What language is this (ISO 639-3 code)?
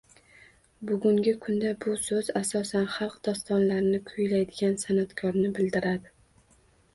uzb